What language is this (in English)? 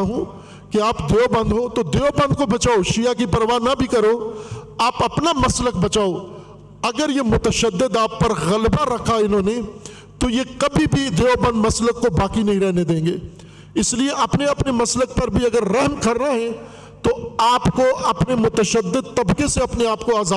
Urdu